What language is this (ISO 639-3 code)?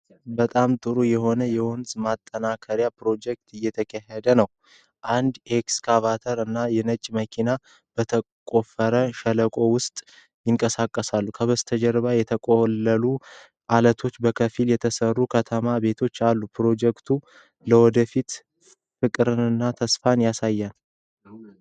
amh